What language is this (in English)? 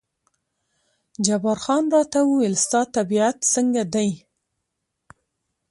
Pashto